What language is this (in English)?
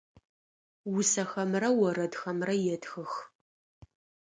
Adyghe